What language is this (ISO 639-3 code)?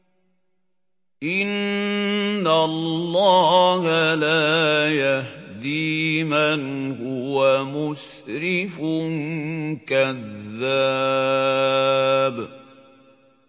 ara